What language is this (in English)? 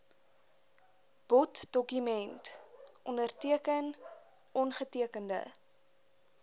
Afrikaans